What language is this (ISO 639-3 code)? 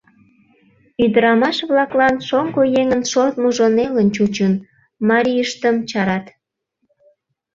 chm